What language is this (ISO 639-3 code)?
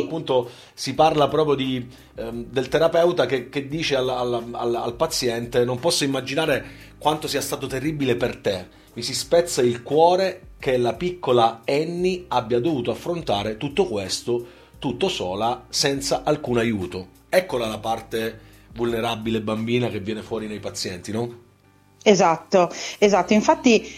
ita